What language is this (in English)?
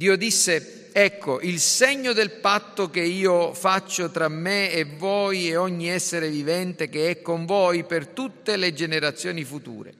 Italian